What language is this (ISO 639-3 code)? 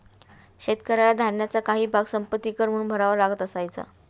mar